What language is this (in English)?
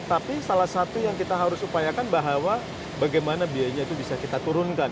Indonesian